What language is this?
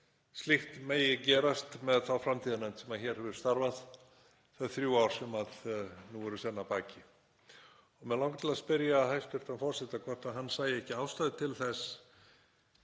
Icelandic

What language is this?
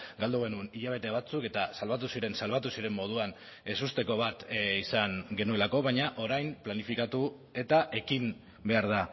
Basque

